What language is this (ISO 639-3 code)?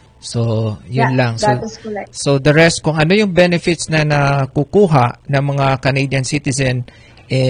fil